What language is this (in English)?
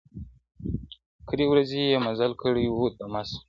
Pashto